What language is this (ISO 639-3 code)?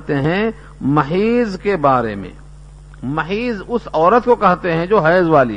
urd